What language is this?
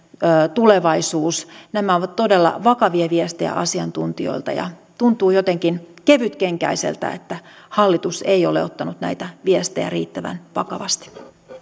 Finnish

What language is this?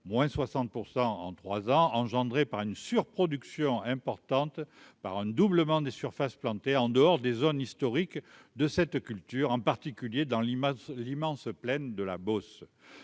French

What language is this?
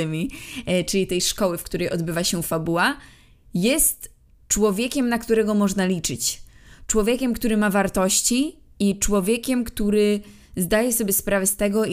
Polish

